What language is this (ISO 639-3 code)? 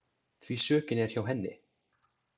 isl